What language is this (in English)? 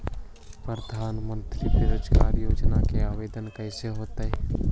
Magahi